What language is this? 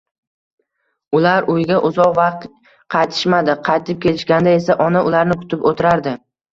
Uzbek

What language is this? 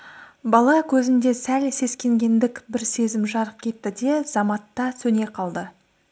Kazakh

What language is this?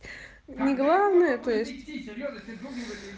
Russian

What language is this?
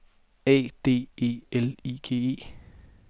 Danish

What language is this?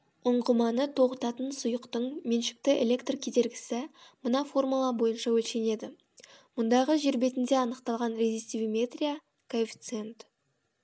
Kazakh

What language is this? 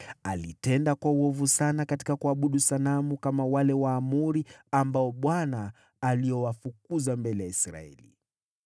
Swahili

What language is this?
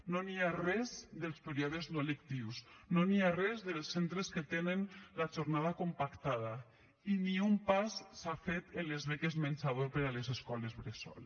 Catalan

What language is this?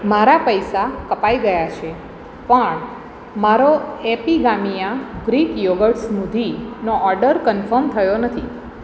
Gujarati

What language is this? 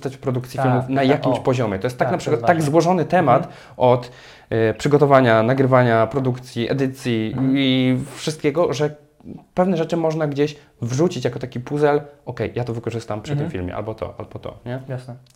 Polish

